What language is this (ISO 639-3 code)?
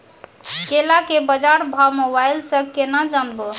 mai